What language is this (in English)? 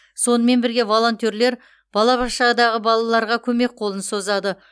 Kazakh